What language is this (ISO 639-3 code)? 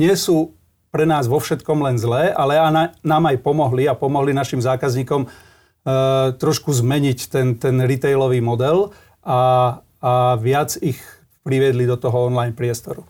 slk